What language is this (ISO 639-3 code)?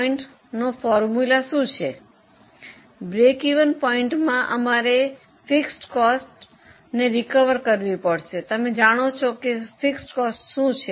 guj